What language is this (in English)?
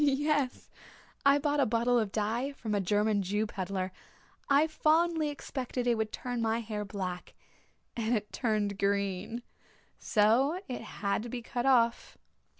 English